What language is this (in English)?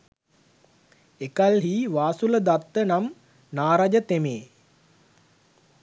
Sinhala